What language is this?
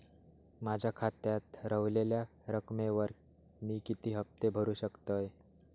Marathi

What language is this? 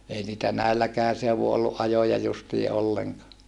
Finnish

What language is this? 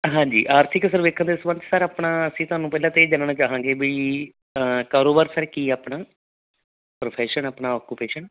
Punjabi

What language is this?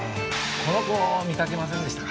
Japanese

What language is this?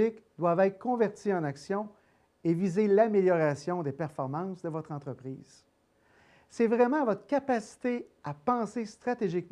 French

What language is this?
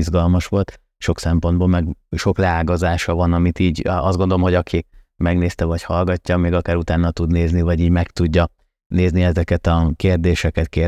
Hungarian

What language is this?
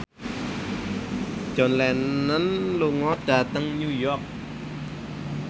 Javanese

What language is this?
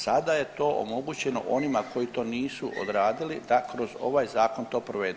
Croatian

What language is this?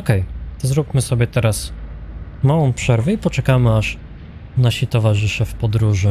Polish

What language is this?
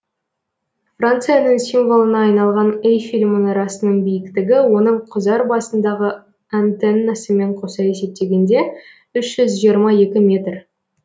Kazakh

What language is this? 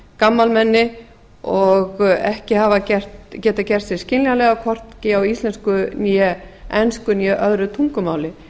Icelandic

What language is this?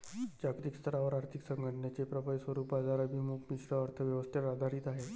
Marathi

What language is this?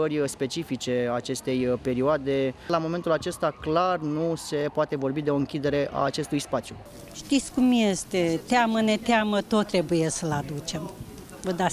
Romanian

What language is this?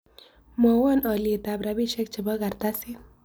Kalenjin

